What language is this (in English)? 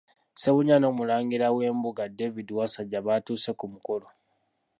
Ganda